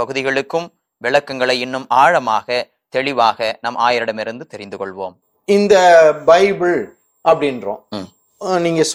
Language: Tamil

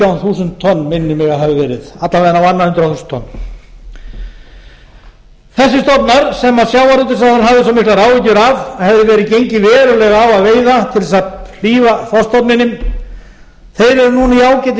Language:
Icelandic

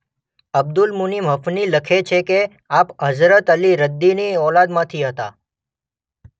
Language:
Gujarati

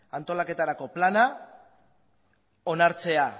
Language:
Basque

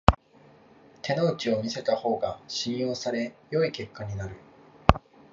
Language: Japanese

